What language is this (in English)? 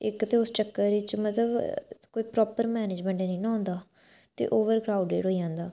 Dogri